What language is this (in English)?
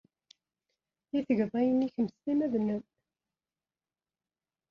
Kabyle